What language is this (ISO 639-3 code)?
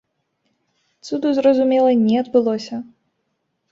bel